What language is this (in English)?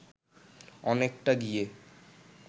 Bangla